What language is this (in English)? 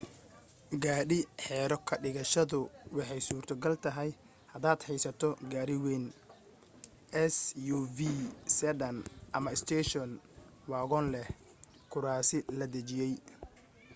Somali